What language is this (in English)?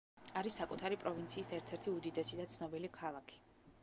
Georgian